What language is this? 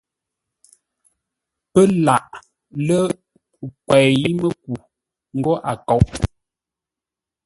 Ngombale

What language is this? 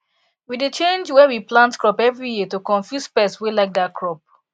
Nigerian Pidgin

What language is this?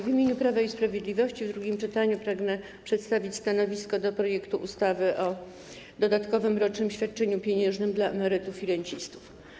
Polish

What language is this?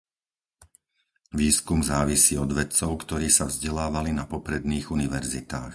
Slovak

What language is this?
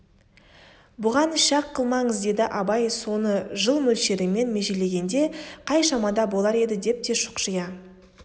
Kazakh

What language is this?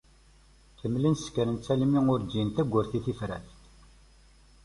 Kabyle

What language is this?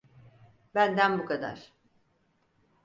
Turkish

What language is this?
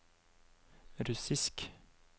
Norwegian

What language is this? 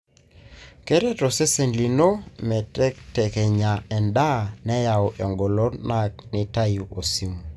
Masai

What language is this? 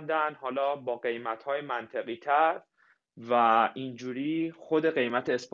Persian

